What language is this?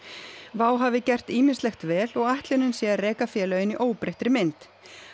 Icelandic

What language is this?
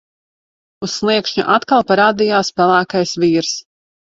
Latvian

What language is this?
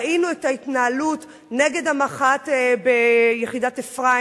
Hebrew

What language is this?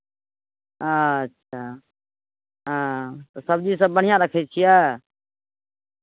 Maithili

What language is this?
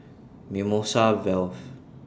English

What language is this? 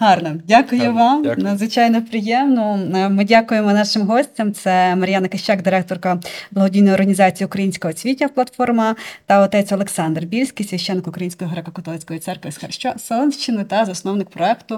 Ukrainian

